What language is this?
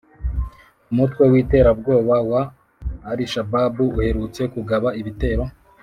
Kinyarwanda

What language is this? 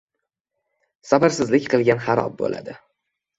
Uzbek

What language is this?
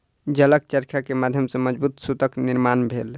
Maithili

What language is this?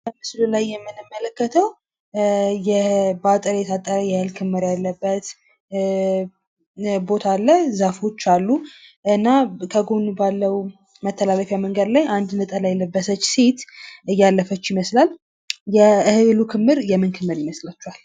Amharic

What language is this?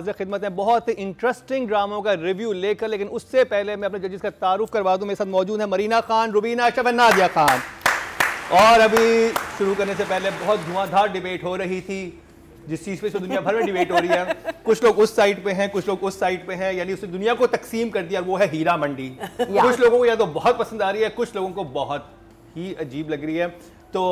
Hindi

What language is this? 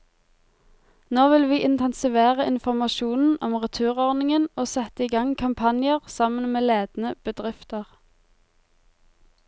Norwegian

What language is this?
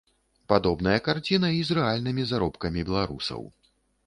Belarusian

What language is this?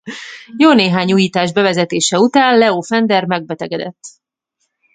Hungarian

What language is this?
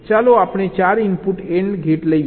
Gujarati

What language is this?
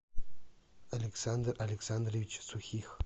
Russian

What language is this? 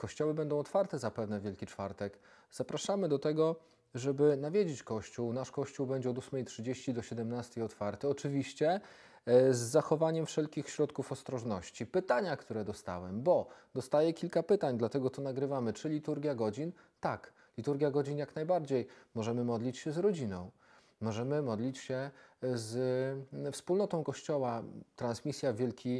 Polish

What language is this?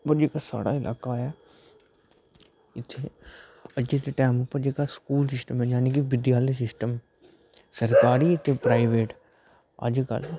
Dogri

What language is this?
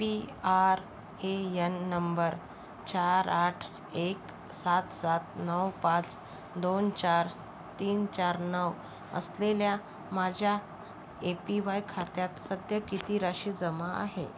Marathi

